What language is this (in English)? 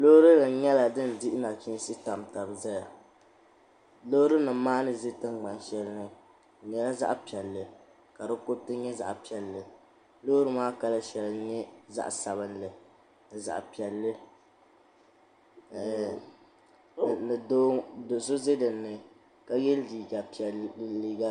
Dagbani